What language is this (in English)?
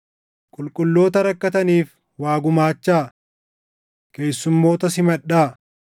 Oromo